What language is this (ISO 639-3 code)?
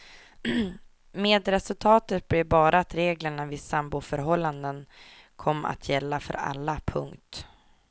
swe